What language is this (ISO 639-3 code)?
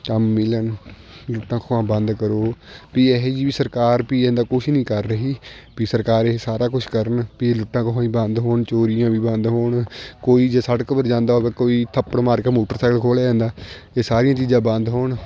pan